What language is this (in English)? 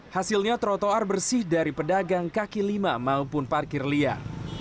Indonesian